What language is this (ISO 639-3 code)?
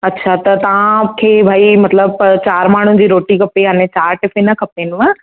snd